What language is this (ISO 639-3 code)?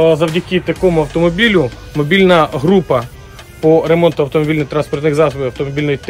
ukr